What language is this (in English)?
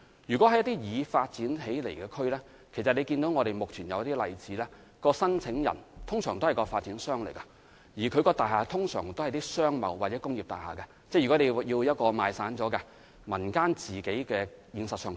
Cantonese